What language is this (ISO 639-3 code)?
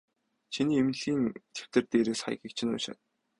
mon